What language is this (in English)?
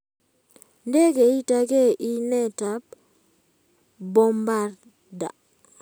Kalenjin